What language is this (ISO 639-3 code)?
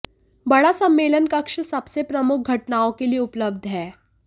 hin